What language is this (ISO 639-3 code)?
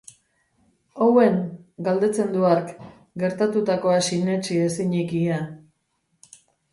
eus